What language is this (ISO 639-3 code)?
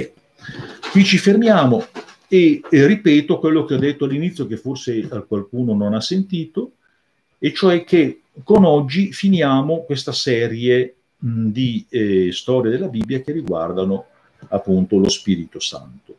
ita